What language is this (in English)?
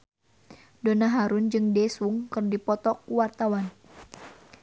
Sundanese